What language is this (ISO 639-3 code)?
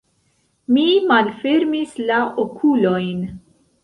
epo